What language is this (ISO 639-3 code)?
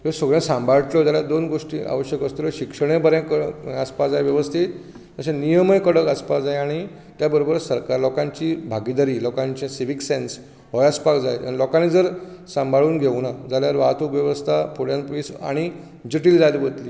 kok